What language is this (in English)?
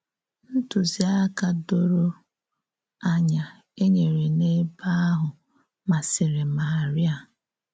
Igbo